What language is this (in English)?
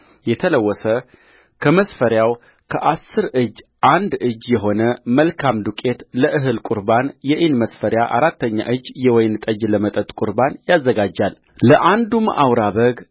Amharic